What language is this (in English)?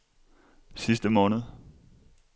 Danish